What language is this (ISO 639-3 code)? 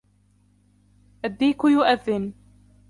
ara